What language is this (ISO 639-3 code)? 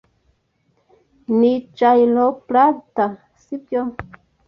kin